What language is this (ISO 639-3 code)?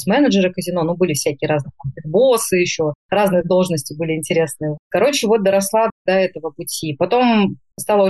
rus